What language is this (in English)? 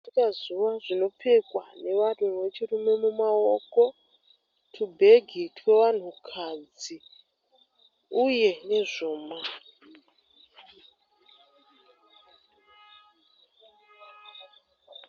Shona